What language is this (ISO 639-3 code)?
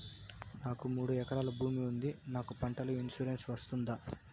tel